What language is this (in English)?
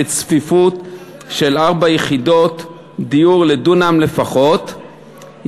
Hebrew